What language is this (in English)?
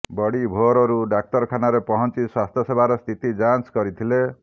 Odia